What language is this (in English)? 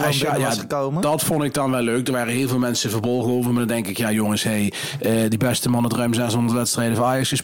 Dutch